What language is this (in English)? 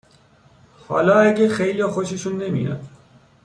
Persian